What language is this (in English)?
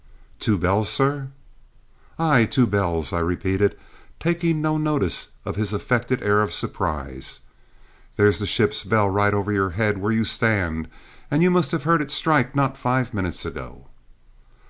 English